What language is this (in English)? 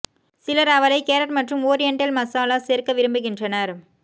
Tamil